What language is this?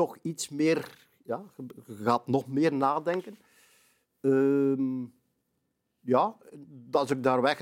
Dutch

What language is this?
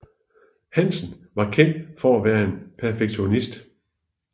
Danish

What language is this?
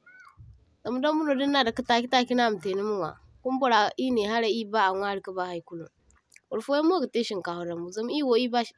Zarma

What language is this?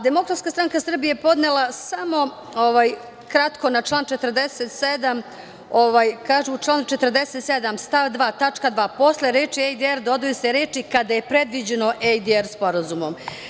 Serbian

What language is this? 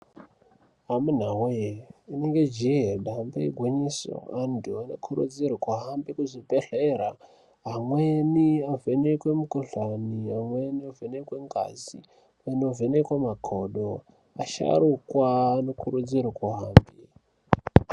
Ndau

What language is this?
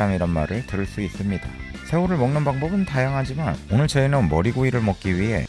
Korean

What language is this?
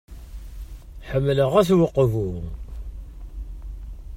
Kabyle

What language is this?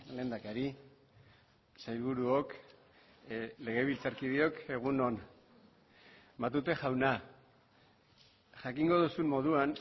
Basque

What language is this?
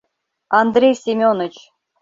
Mari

